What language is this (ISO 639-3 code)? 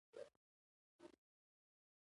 pus